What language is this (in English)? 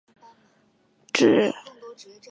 Chinese